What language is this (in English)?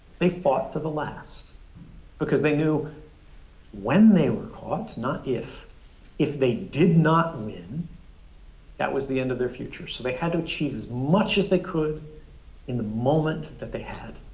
English